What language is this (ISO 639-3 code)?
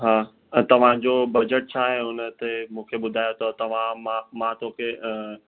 snd